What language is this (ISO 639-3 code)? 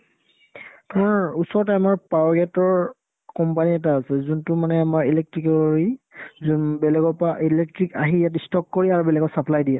asm